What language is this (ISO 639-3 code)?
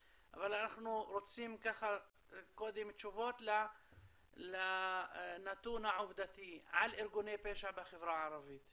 heb